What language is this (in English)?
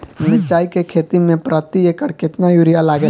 Bhojpuri